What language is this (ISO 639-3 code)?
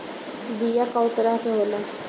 bho